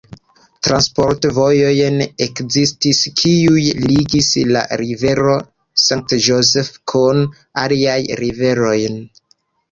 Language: Esperanto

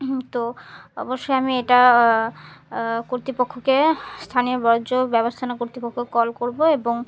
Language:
Bangla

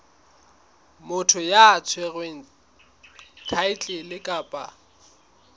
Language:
Southern Sotho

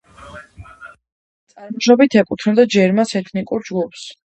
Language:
Georgian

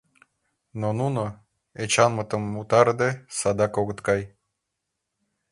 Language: Mari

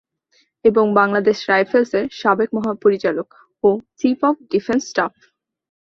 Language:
Bangla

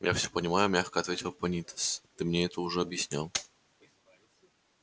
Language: Russian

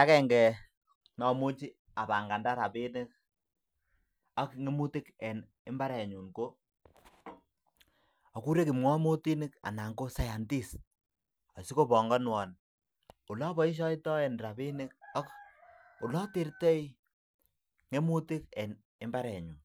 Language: Kalenjin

